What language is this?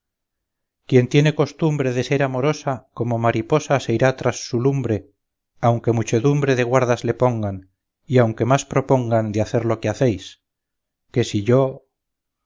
Spanish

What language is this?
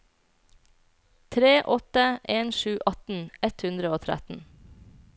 Norwegian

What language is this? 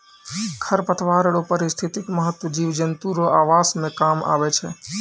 Maithili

